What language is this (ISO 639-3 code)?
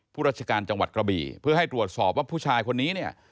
tha